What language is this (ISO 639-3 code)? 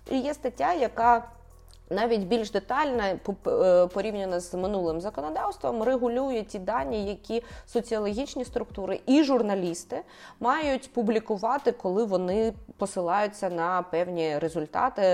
ukr